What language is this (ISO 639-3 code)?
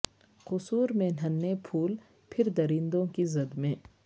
urd